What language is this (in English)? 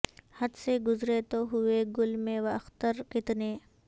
Urdu